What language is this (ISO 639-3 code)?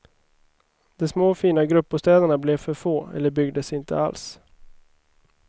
swe